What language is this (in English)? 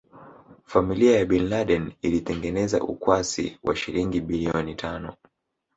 Swahili